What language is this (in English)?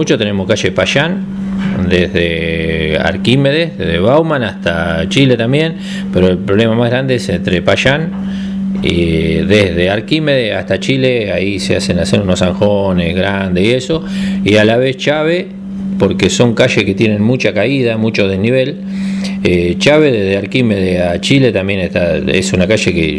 Spanish